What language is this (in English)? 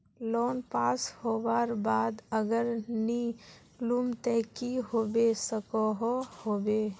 Magahi